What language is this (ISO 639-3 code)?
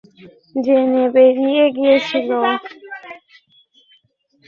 ben